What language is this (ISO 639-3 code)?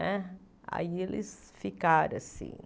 por